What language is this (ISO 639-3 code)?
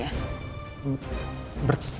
ind